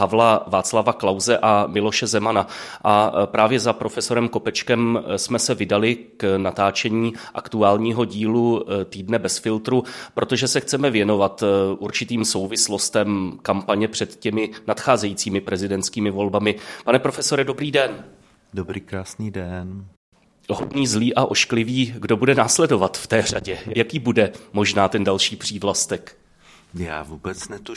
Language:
Czech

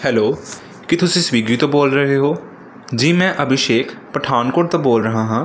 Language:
Punjabi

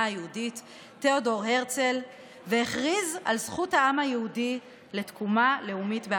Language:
Hebrew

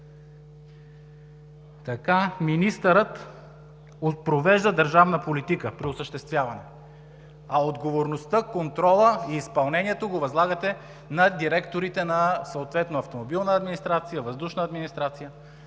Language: Bulgarian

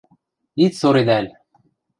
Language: Western Mari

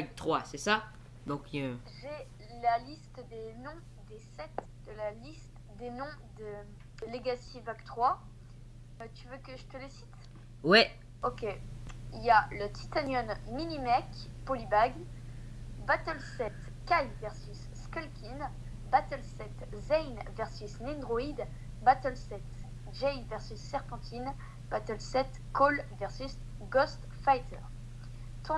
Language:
French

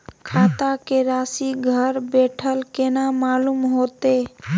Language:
Maithili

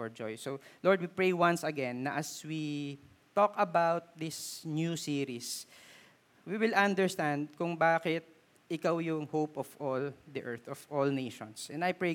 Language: Filipino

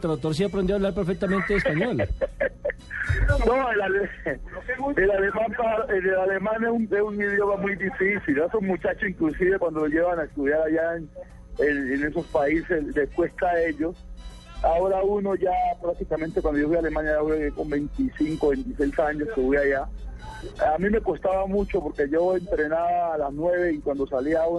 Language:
Spanish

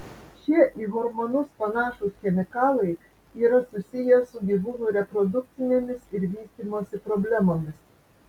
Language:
Lithuanian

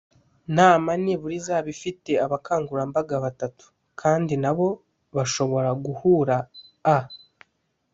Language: Kinyarwanda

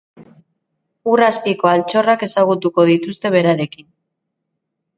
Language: Basque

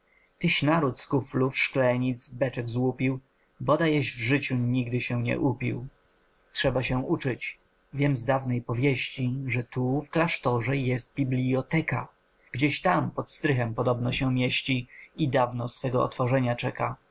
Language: Polish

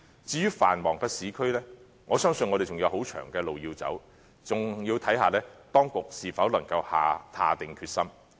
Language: Cantonese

